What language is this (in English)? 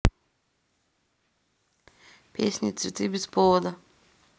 Russian